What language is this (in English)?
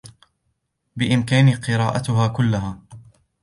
Arabic